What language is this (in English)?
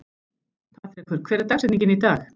Icelandic